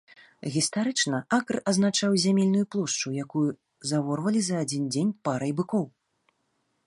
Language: Belarusian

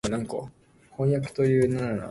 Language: Japanese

